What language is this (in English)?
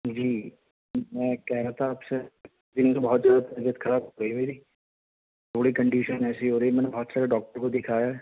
Urdu